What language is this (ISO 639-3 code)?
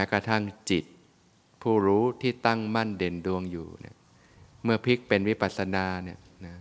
tha